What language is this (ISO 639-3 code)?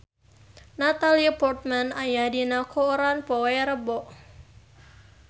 sun